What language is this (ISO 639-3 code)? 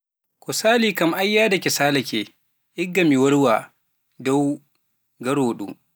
fuf